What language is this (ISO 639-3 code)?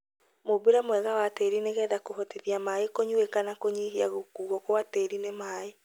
kik